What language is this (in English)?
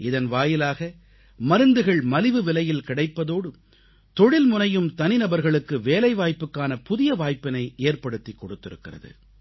Tamil